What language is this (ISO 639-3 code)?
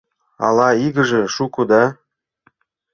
chm